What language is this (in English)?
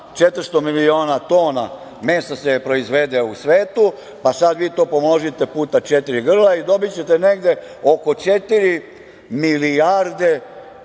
Serbian